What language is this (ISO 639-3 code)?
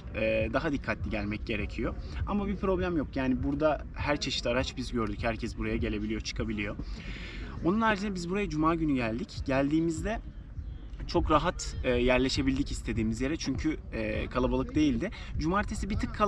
tur